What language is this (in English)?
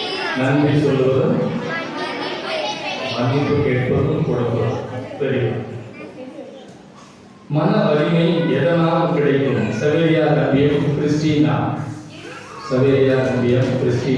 Tamil